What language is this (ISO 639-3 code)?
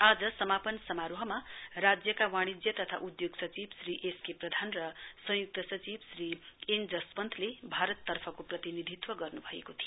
nep